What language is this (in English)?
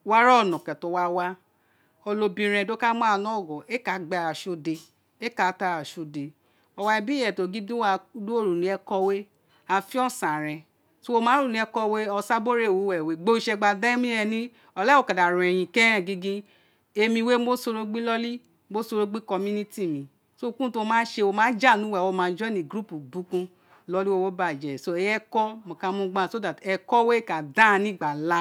Isekiri